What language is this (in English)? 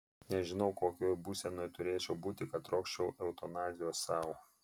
Lithuanian